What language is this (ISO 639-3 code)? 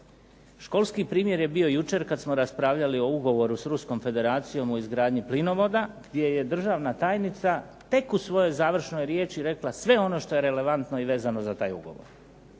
hrv